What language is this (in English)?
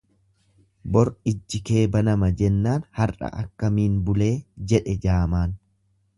Oromo